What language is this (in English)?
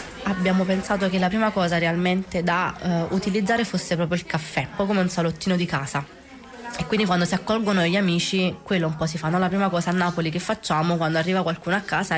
Italian